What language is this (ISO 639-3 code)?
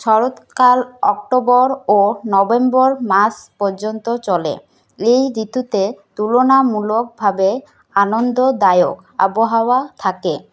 ben